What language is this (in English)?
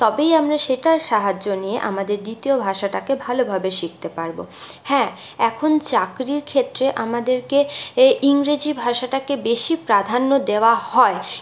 Bangla